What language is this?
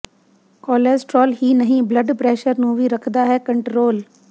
Punjabi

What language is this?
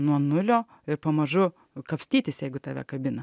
Lithuanian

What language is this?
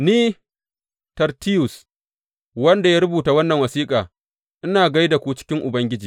Hausa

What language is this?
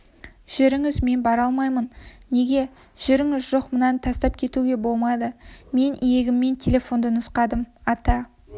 Kazakh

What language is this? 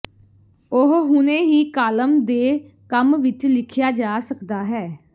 Punjabi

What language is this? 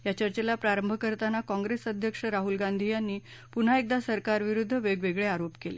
Marathi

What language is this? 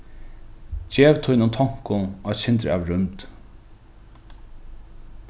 Faroese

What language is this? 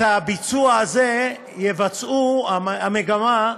Hebrew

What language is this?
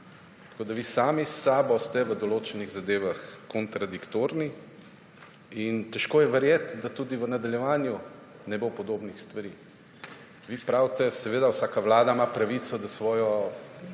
Slovenian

